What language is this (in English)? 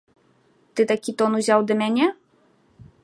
Belarusian